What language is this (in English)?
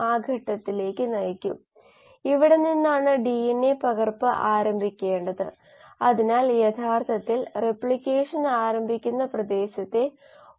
Malayalam